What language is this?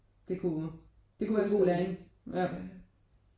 Danish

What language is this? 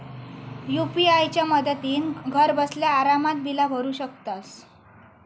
Marathi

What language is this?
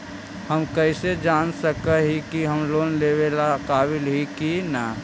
Magahi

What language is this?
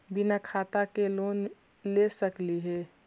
Magahi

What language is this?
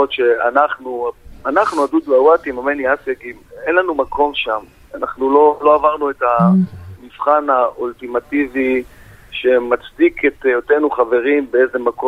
Hebrew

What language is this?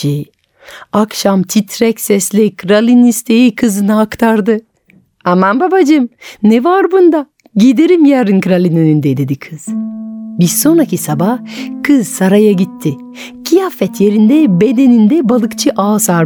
Turkish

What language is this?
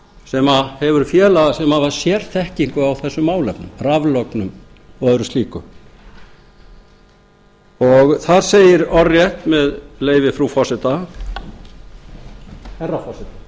Icelandic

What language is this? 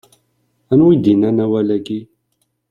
Kabyle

